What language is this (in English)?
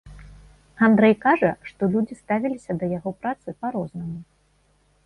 Belarusian